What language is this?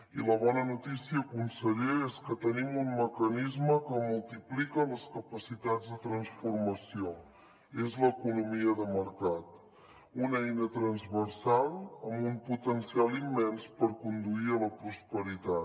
Catalan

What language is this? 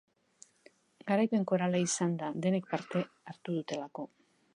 Basque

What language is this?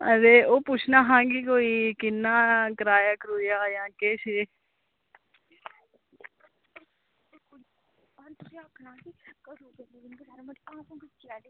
Dogri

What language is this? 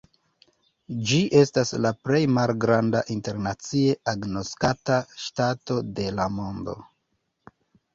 Esperanto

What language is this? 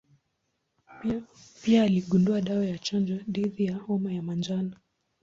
Swahili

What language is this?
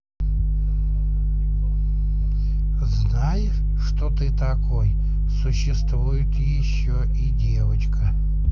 Russian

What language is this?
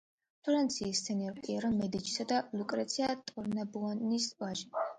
Georgian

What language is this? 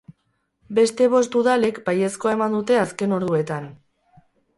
Basque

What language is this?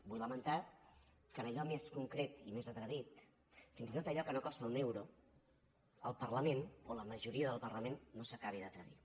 Catalan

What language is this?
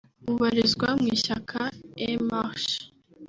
Kinyarwanda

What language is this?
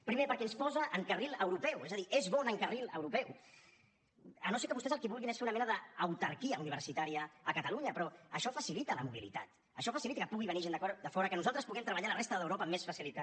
Catalan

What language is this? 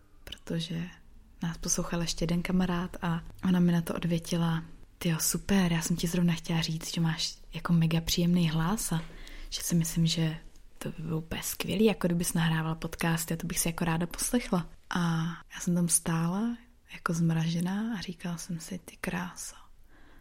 Czech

